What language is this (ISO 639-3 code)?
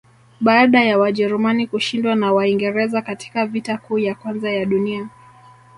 swa